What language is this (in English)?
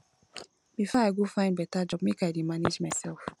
Nigerian Pidgin